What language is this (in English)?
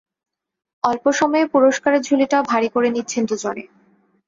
Bangla